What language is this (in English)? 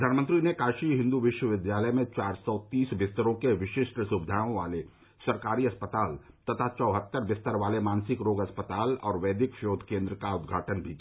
Hindi